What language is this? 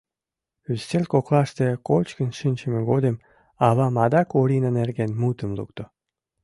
Mari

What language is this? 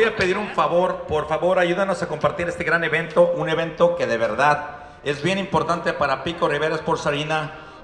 Spanish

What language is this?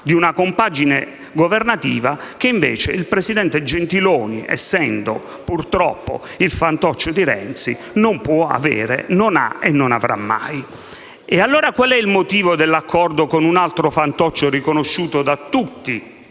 Italian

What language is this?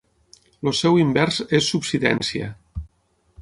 Catalan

